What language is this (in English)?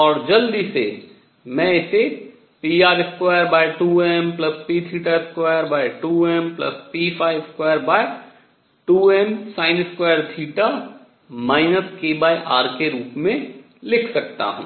Hindi